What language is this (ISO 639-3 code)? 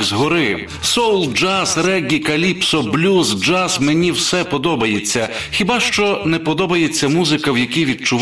ukr